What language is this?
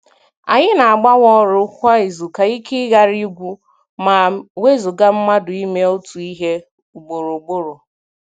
Igbo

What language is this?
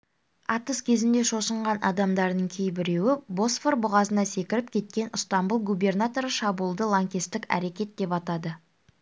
Kazakh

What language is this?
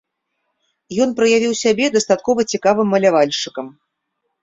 Belarusian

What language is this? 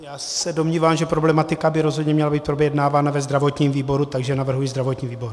Czech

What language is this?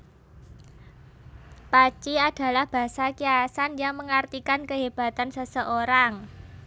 Javanese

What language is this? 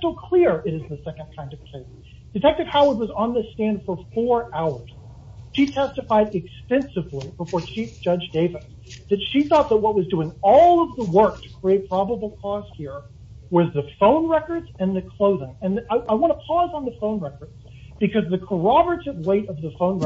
English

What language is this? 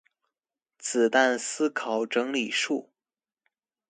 Chinese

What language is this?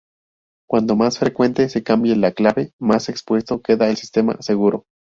Spanish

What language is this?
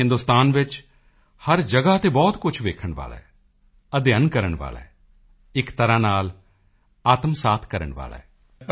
Punjabi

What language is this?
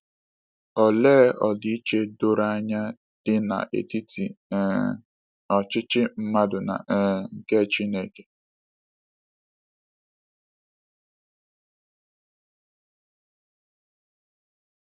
Igbo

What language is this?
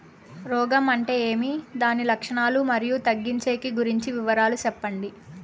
Telugu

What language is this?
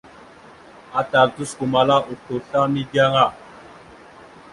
Mada (Cameroon)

